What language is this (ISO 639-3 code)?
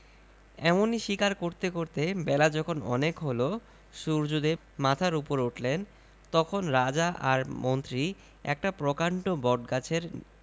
ben